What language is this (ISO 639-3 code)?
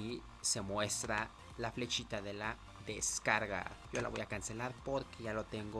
spa